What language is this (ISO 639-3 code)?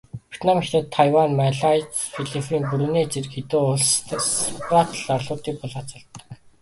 mon